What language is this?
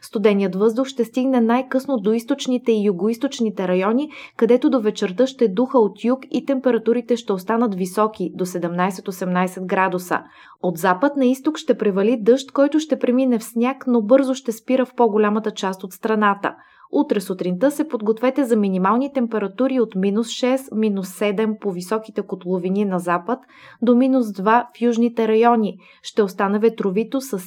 Bulgarian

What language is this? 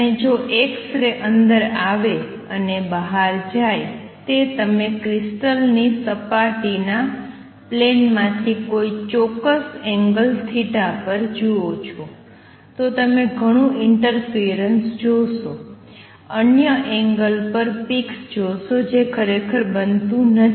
Gujarati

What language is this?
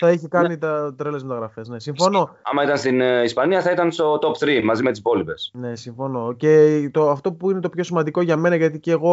Greek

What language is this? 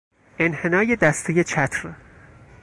Persian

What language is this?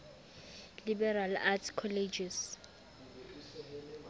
Southern Sotho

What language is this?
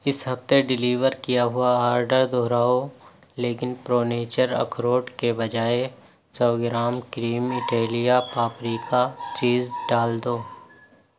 Urdu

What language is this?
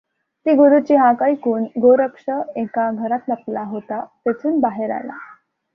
Marathi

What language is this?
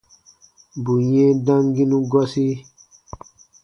Baatonum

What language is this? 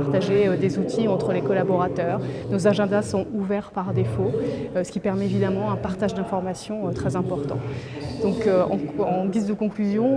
French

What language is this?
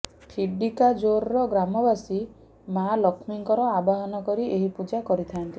Odia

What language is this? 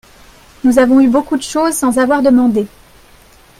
French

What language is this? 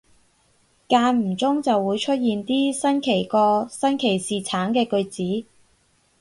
Cantonese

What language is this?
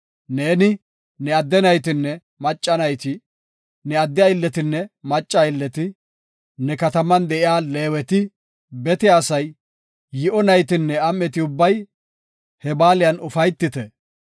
Gofa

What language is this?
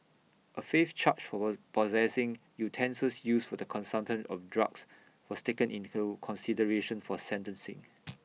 English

